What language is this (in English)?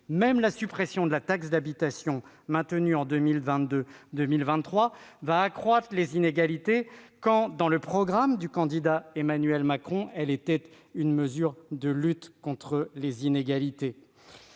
French